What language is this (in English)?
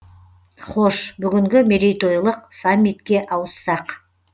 Kazakh